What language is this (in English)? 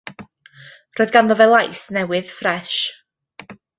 Welsh